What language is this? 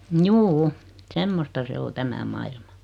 Finnish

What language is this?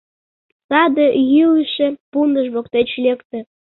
Mari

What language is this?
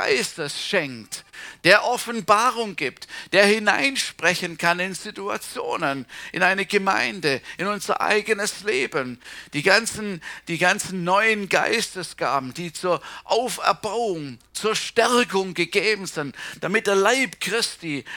German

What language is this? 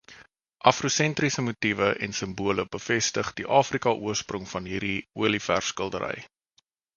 Afrikaans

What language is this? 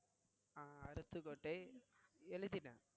Tamil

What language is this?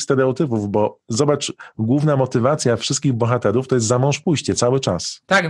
Polish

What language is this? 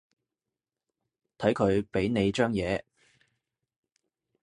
Cantonese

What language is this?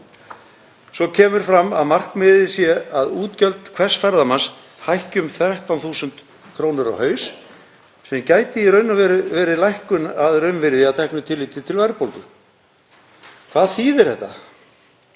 Icelandic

